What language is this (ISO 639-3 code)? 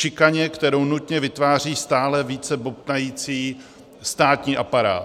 ces